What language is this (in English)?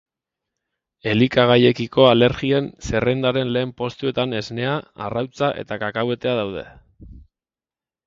Basque